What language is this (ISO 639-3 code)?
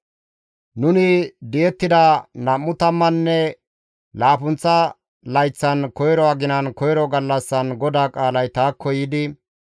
gmv